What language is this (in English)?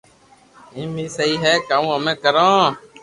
Loarki